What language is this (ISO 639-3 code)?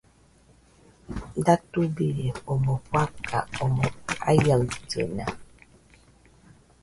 hux